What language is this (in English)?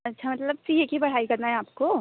Hindi